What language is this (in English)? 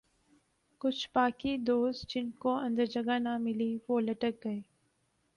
Urdu